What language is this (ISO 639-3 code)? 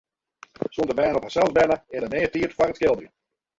fry